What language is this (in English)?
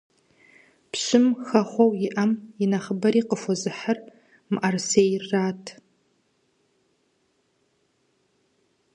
Kabardian